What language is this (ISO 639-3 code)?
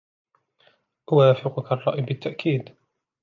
ara